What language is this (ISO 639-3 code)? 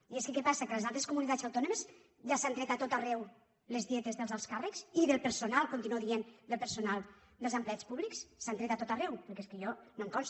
cat